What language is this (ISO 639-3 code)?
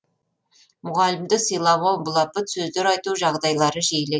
kaz